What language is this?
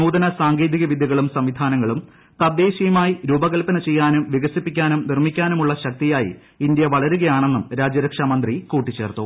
Malayalam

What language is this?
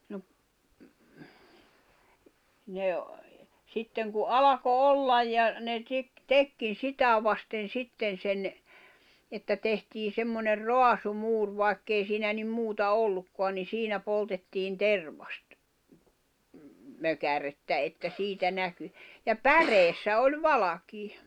Finnish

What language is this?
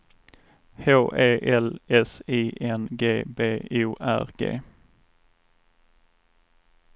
Swedish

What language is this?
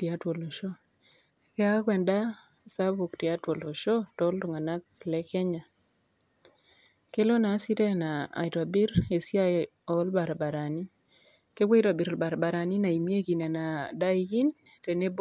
Masai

